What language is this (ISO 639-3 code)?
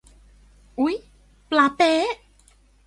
tha